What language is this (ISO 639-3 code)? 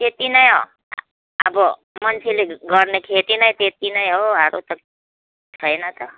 nep